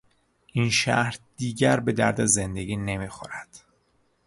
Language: Persian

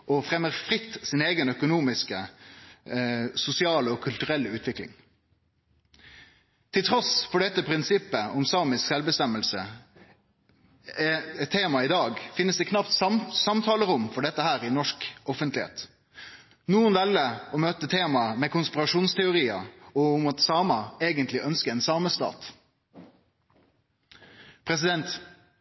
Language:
Norwegian Nynorsk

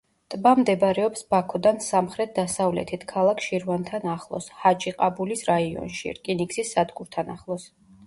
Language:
Georgian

